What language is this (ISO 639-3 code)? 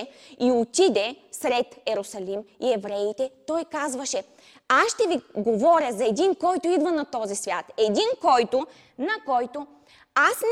bul